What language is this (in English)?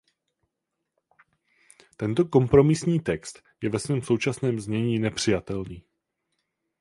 Czech